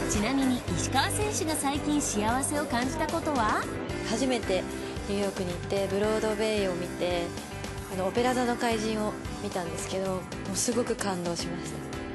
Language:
Japanese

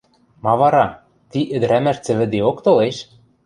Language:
Western Mari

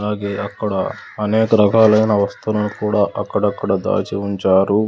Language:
Telugu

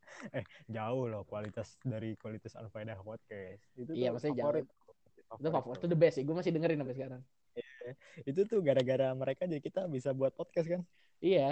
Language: Indonesian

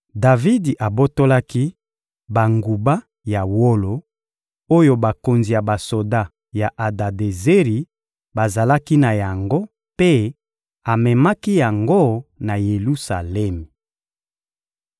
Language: Lingala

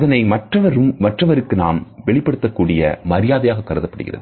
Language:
Tamil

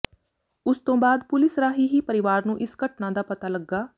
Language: Punjabi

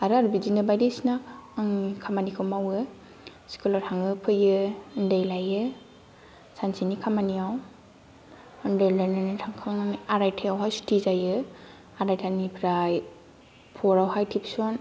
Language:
Bodo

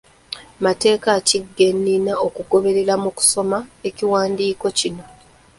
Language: Ganda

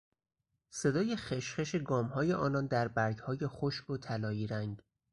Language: Persian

